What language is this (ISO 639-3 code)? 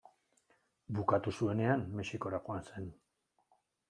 eus